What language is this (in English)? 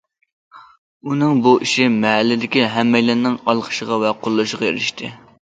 Uyghur